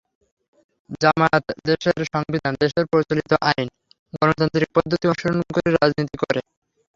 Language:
Bangla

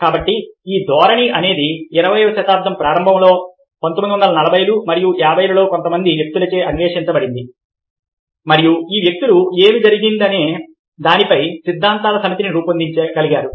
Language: Telugu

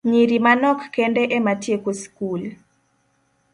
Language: Luo (Kenya and Tanzania)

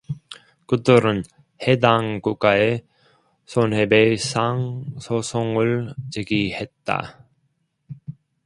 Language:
Korean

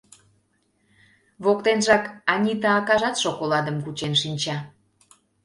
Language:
Mari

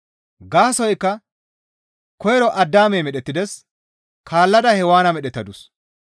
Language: Gamo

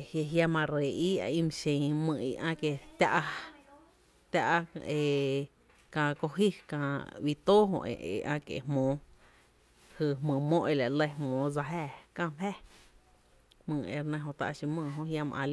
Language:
Tepinapa Chinantec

